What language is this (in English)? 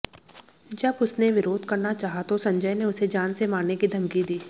Hindi